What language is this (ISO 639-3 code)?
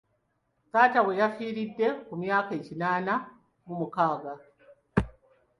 lug